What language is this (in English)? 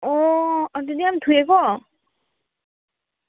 Manipuri